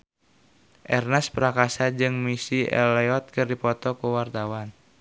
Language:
Sundanese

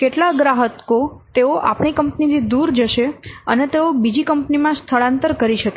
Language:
Gujarati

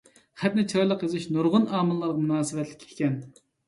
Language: Uyghur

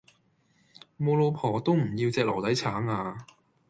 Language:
Cantonese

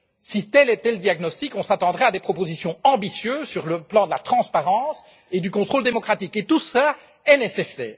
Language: French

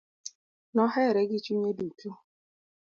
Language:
Luo (Kenya and Tanzania)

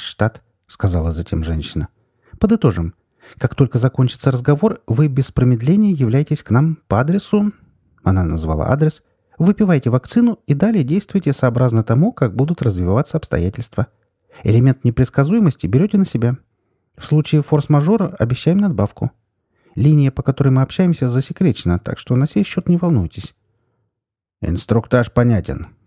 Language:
Russian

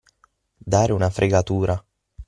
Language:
Italian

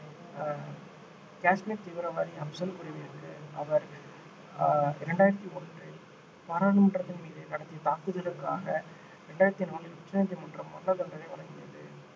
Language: Tamil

